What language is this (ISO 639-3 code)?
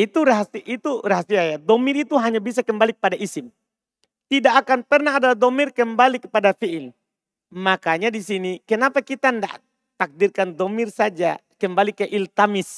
ind